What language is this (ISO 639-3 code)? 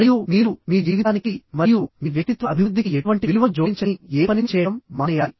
tel